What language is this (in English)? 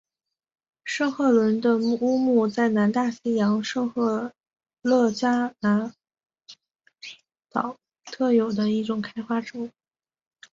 Chinese